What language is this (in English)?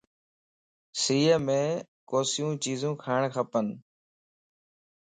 Lasi